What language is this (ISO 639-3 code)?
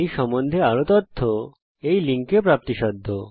ben